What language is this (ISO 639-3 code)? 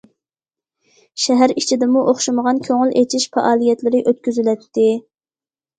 uig